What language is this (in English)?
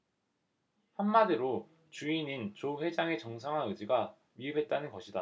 Korean